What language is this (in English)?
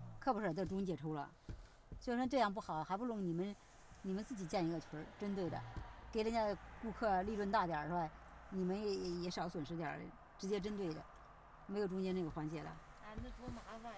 Chinese